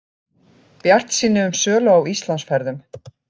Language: Icelandic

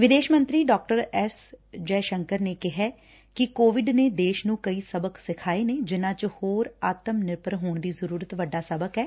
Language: Punjabi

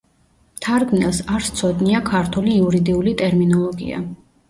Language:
Georgian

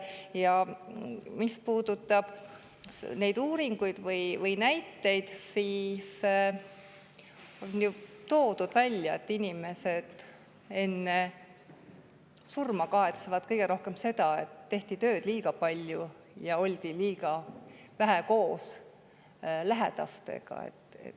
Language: Estonian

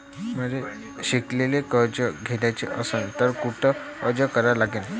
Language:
Marathi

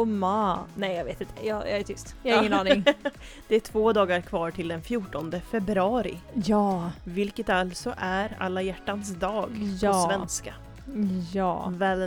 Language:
Swedish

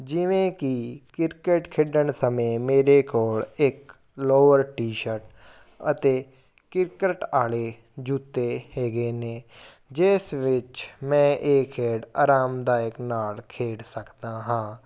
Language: Punjabi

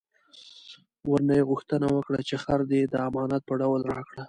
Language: Pashto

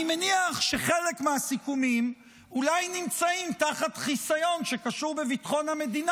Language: Hebrew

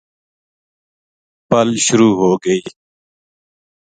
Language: Gujari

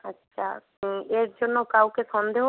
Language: Bangla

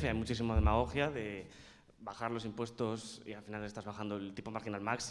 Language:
Spanish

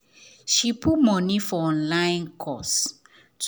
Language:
Nigerian Pidgin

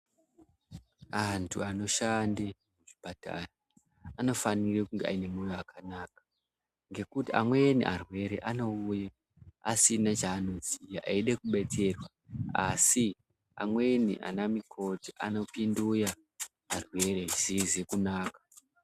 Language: Ndau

